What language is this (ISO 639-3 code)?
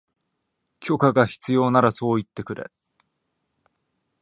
jpn